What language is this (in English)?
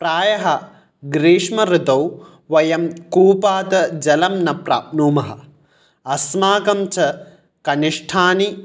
Sanskrit